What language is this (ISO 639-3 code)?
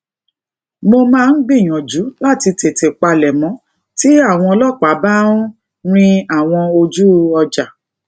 yor